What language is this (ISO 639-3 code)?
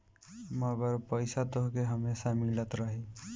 bho